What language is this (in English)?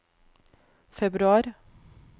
Norwegian